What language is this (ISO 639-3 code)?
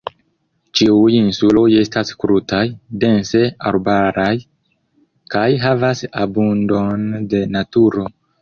epo